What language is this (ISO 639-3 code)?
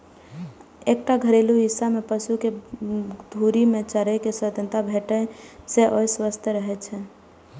mai